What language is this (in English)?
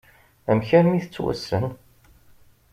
Kabyle